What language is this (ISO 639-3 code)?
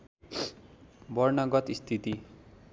nep